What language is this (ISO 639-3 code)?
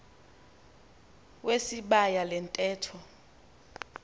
xho